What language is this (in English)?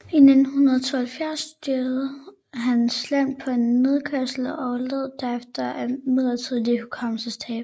Danish